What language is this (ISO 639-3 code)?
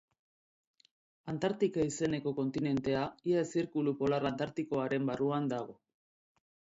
eus